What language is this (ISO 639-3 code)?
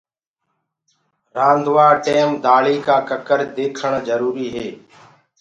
ggg